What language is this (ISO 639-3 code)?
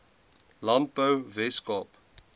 afr